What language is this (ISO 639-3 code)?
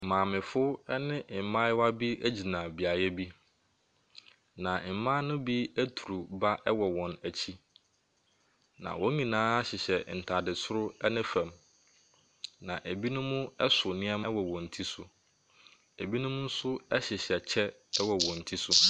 aka